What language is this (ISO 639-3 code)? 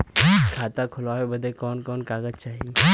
bho